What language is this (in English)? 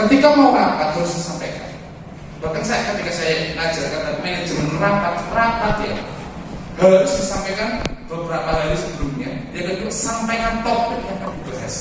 Indonesian